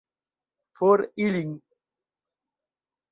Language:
Esperanto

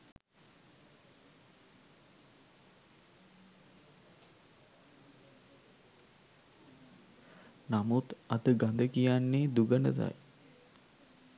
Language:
Sinhala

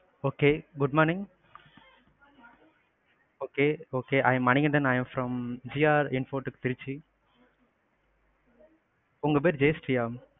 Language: Tamil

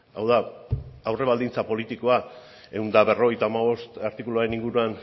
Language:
Basque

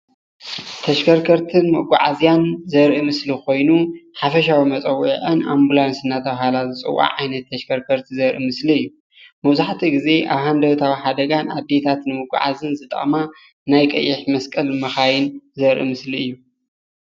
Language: Tigrinya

